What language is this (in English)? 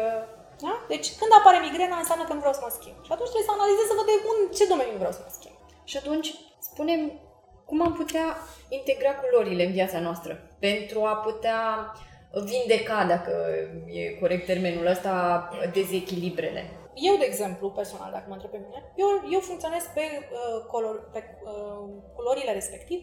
Romanian